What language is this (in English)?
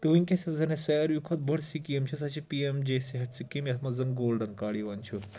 Kashmiri